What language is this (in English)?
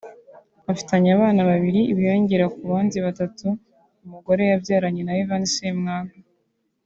Kinyarwanda